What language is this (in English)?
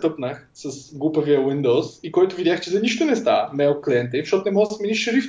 Bulgarian